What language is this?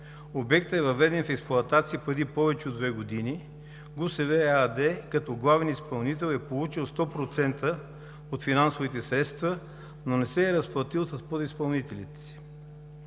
Bulgarian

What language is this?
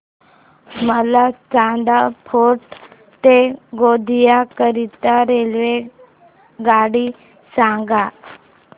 Marathi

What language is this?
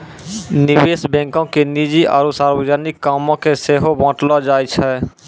Maithili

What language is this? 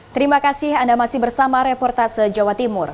Indonesian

